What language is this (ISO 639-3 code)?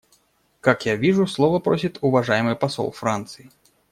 rus